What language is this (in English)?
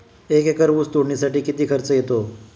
Marathi